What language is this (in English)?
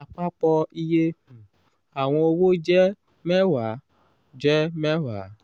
Yoruba